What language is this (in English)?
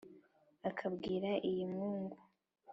Kinyarwanda